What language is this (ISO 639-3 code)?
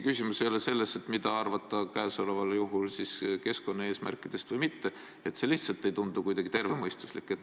est